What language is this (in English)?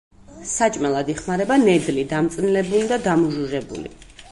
Georgian